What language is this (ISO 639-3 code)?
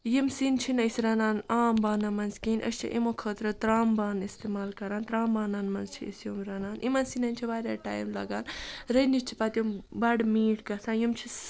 kas